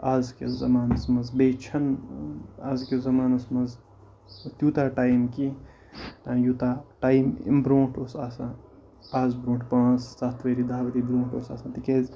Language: Kashmiri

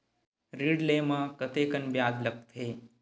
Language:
Chhattisgarhi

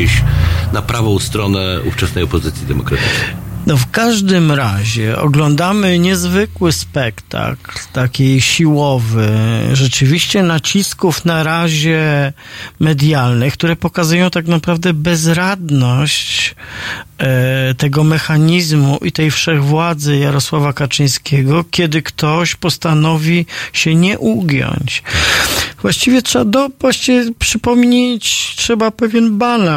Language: Polish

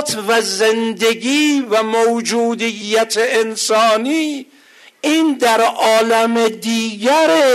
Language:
Persian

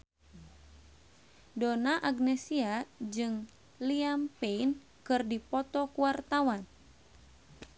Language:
Sundanese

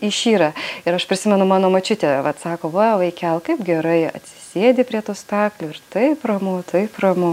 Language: Lithuanian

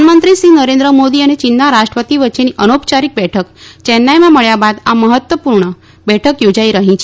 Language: Gujarati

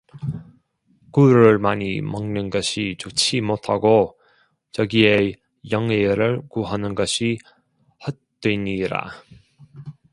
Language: Korean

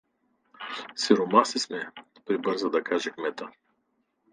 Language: Bulgarian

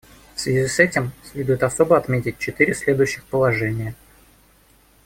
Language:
Russian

